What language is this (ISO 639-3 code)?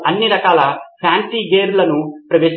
tel